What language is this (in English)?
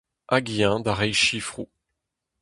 Breton